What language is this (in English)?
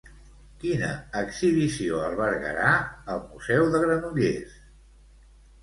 Catalan